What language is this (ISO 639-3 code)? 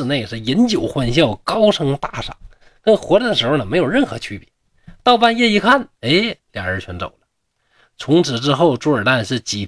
zho